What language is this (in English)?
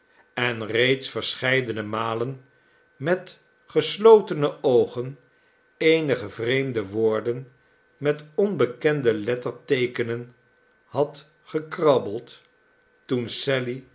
Dutch